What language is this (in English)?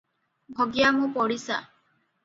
Odia